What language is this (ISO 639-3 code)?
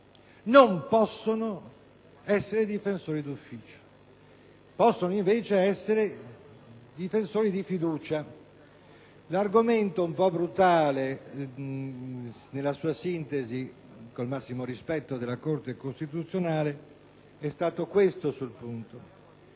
ita